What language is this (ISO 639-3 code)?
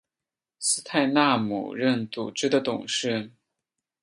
zho